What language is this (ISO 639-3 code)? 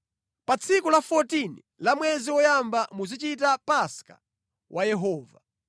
nya